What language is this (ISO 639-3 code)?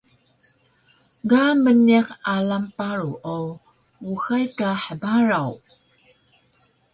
trv